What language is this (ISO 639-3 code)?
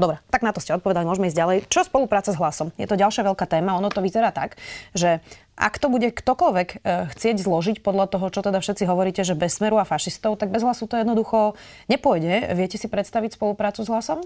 slk